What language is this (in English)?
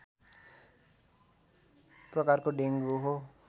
Nepali